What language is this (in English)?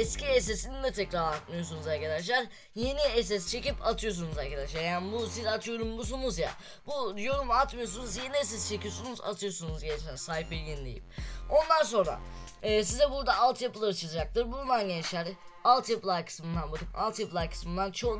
Turkish